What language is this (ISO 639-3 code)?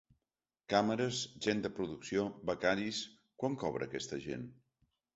cat